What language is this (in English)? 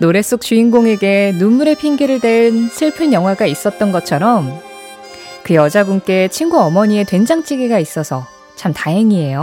Korean